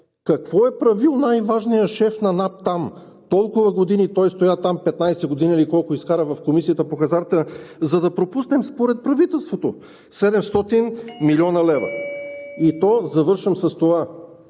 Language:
Bulgarian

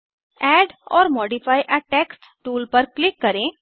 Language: Hindi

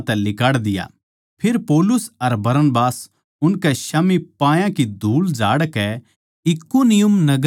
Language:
Haryanvi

